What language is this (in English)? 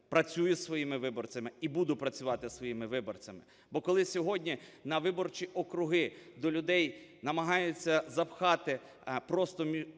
Ukrainian